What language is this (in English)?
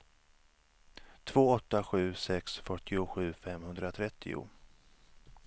Swedish